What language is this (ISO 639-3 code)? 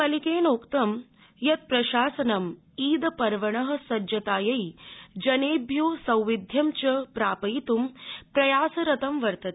san